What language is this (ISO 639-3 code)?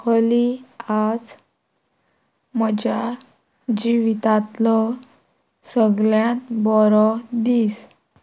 kok